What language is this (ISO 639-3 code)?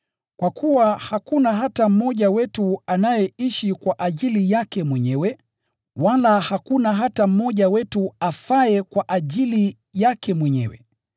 swa